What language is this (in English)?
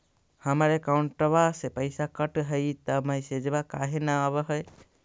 Magahi